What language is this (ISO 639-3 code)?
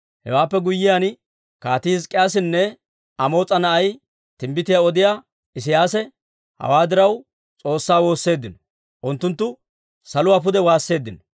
dwr